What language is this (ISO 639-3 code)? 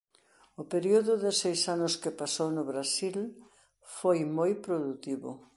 glg